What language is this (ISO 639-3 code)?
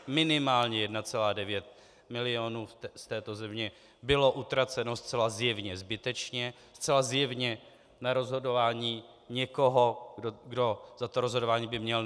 ces